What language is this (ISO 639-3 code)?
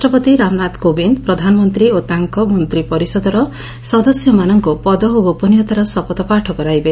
ori